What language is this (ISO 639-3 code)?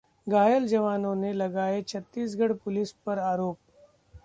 hin